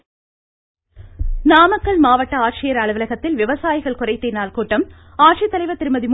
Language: Tamil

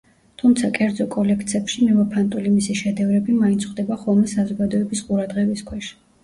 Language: Georgian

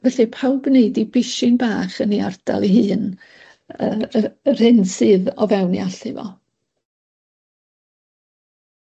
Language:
Welsh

